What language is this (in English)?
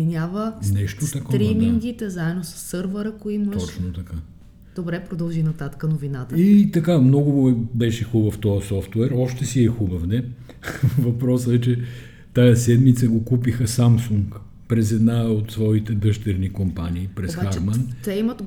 Bulgarian